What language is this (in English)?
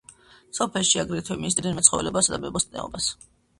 Georgian